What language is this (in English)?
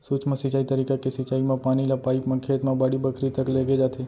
Chhattisgarhi